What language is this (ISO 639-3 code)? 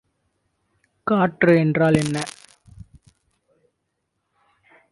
tam